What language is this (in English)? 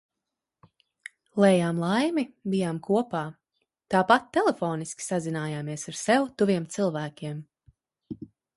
Latvian